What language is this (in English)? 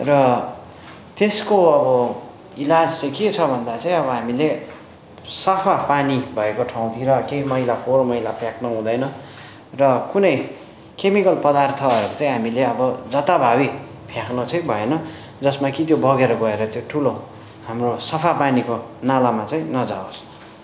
Nepali